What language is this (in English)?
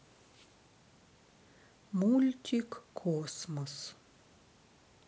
Russian